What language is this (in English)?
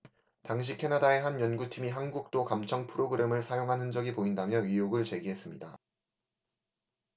Korean